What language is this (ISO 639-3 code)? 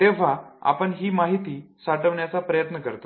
mar